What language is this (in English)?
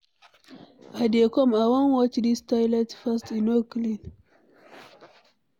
Nigerian Pidgin